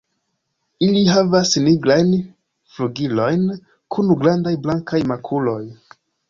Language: Esperanto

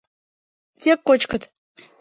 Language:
Mari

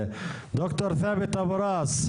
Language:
Hebrew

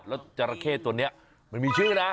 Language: Thai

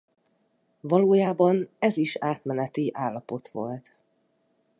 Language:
Hungarian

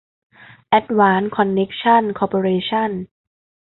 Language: Thai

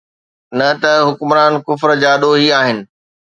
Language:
Sindhi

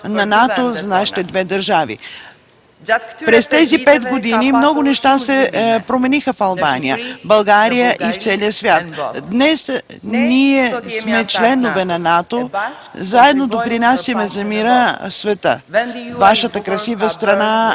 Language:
Bulgarian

